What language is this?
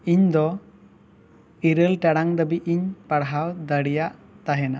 Santali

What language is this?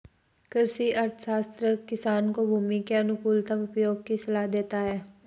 Hindi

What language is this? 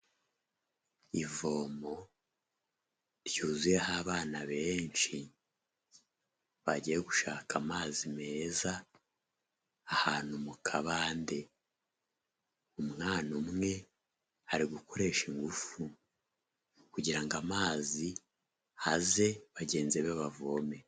Kinyarwanda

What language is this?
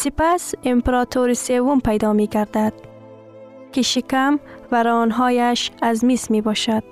Persian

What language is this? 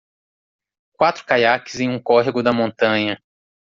Portuguese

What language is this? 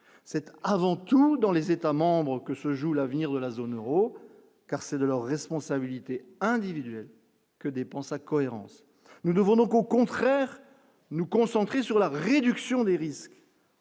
French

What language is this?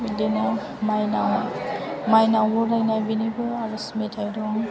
Bodo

